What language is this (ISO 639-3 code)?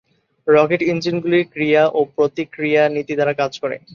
ben